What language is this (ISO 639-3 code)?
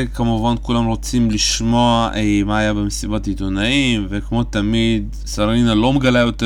heb